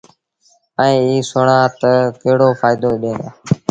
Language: Sindhi Bhil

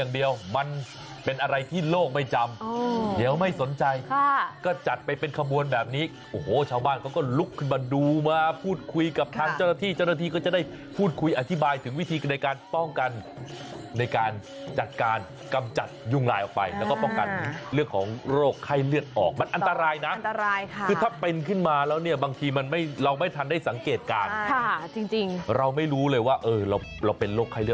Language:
Thai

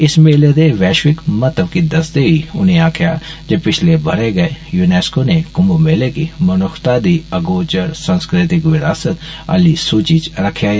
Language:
Dogri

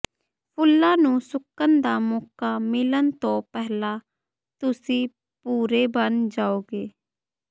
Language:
Punjabi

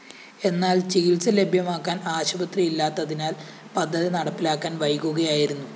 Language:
Malayalam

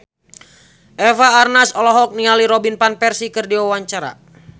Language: Sundanese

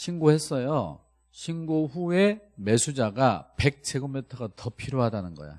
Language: Korean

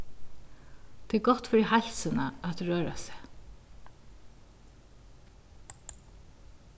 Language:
Faroese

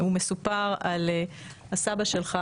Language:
Hebrew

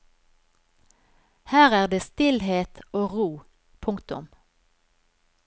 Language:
Norwegian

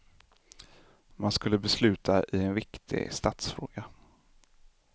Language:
Swedish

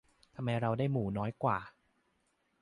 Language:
Thai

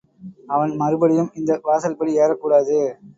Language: Tamil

